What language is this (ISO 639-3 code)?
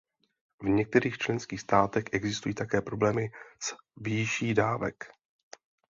ces